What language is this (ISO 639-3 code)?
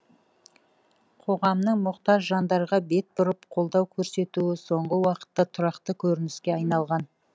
kaz